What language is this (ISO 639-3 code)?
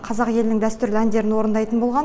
kaz